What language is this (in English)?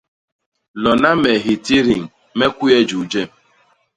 Basaa